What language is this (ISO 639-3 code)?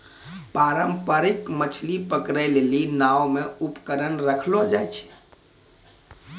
mai